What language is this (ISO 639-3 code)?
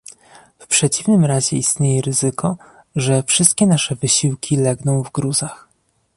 pol